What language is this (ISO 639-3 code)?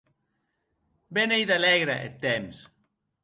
oci